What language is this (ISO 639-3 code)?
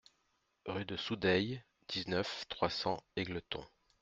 fra